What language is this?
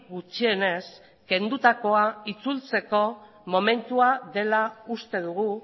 Basque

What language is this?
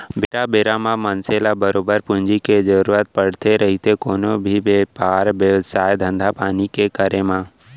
Chhattisgarhi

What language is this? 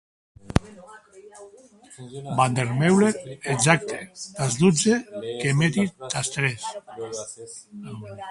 Occitan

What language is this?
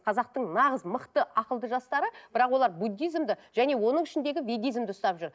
Kazakh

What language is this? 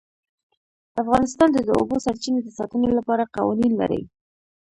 Pashto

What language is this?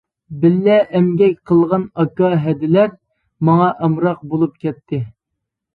Uyghur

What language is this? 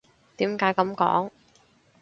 Cantonese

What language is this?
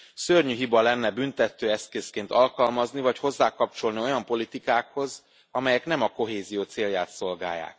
Hungarian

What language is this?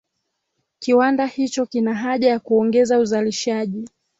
Swahili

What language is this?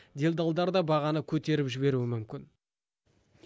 Kazakh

